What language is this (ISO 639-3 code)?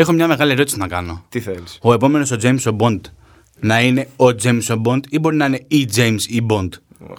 ell